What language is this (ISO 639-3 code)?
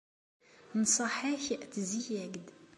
kab